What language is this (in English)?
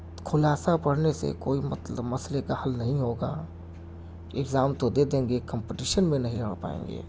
Urdu